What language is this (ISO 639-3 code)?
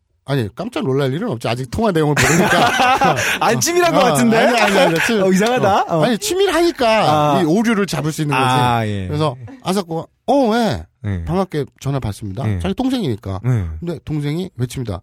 kor